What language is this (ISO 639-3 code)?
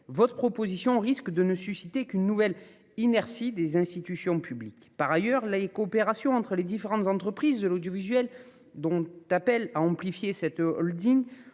fra